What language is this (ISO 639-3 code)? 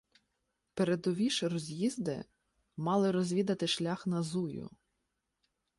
ukr